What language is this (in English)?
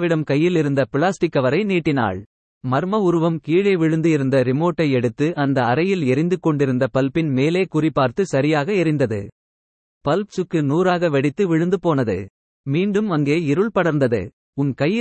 Tamil